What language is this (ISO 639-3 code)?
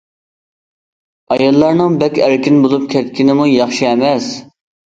uig